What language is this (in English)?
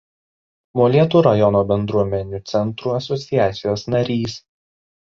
Lithuanian